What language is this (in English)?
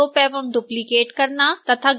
Hindi